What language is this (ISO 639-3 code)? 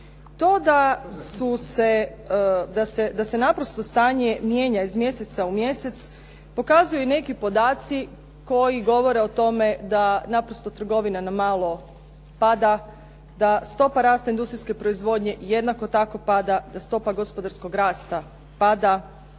hrv